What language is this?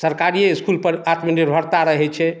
Maithili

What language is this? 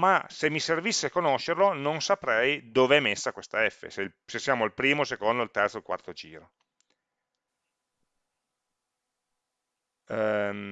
Italian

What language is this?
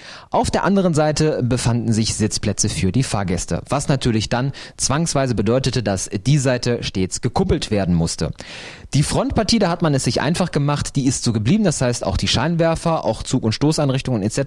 German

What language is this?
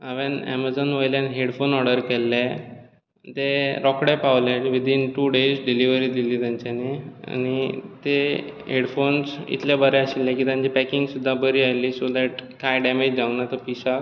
Konkani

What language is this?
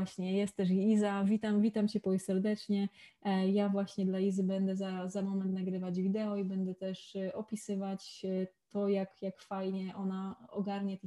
Polish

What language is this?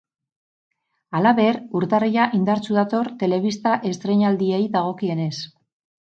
Basque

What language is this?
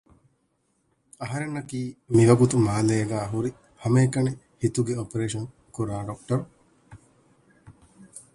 Divehi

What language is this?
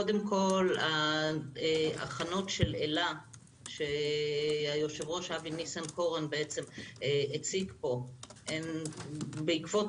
Hebrew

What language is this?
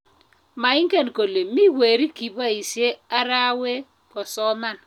Kalenjin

